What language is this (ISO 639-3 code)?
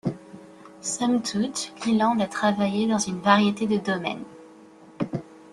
fra